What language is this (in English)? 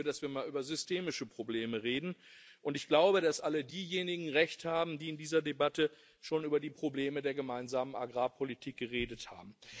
German